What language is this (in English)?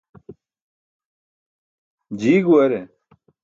Burushaski